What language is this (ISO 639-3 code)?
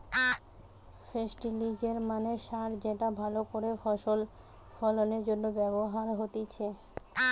ben